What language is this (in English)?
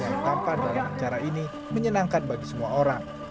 Indonesian